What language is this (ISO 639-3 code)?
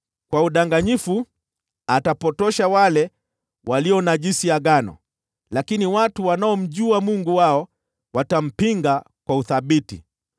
swa